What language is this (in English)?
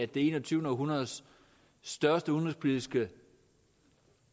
Danish